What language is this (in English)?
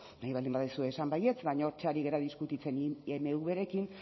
Basque